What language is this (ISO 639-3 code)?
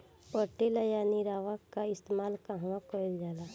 bho